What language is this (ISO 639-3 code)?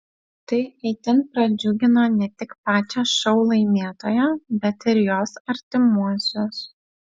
lit